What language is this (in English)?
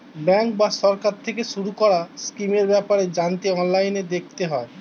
Bangla